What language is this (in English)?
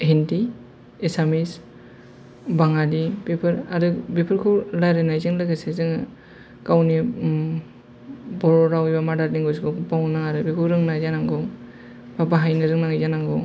Bodo